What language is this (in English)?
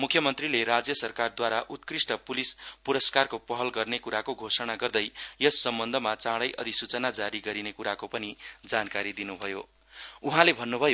Nepali